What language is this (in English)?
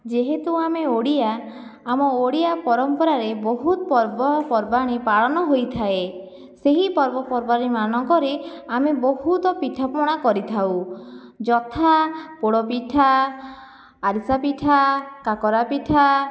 Odia